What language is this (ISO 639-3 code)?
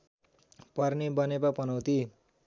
nep